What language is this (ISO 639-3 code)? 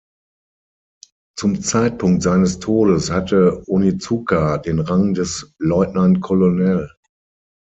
deu